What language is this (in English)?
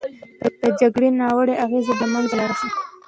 Pashto